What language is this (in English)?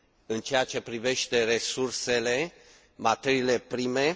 Romanian